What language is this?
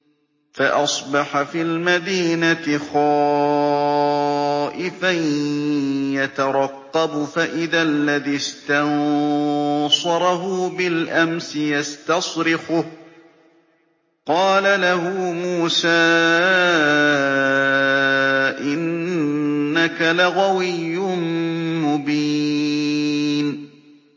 Arabic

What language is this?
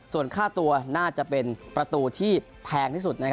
Thai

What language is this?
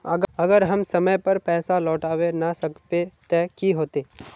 Magahi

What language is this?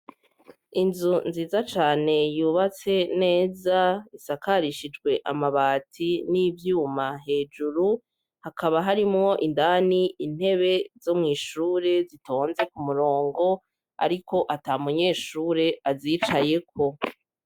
Rundi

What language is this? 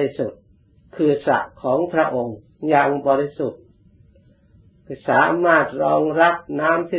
Thai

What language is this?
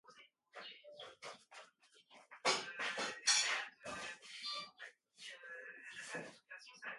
Ngiemboon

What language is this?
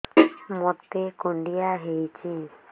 Odia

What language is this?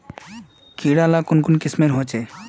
Magahi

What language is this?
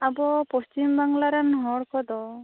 Santali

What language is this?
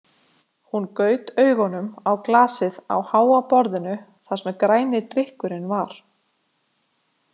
Icelandic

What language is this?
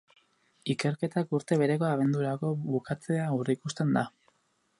Basque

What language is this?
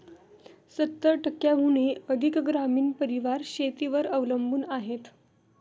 Marathi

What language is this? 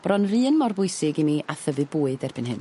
Welsh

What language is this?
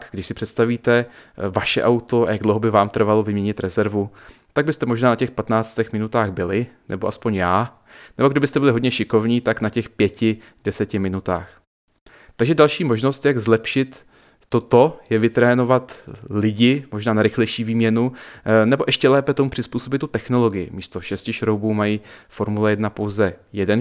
Czech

